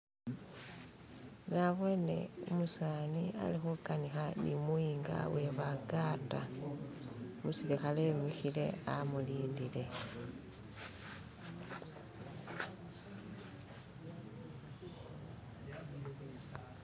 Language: Masaaba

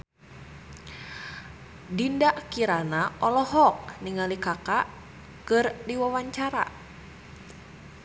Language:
Sundanese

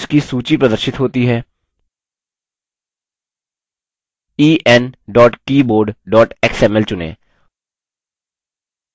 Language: Hindi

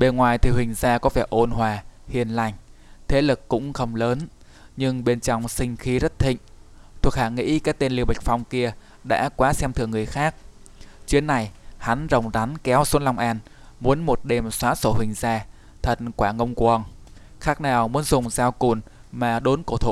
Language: Vietnamese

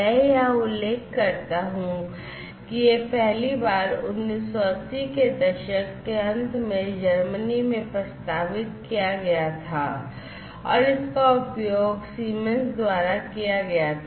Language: Hindi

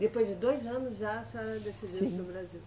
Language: Portuguese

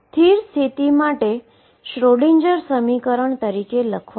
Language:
Gujarati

